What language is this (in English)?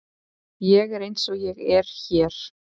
Icelandic